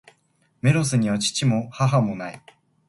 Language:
Japanese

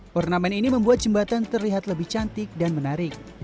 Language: Indonesian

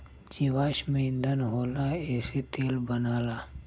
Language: Bhojpuri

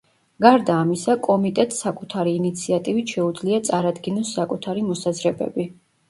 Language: Georgian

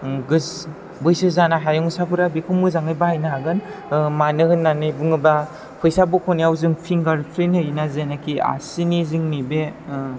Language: Bodo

